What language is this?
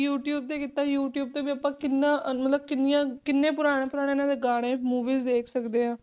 Punjabi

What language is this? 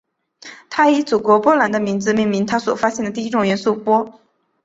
Chinese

